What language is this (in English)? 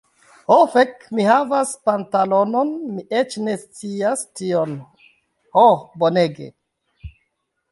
Esperanto